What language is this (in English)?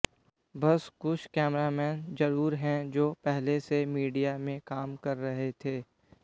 Hindi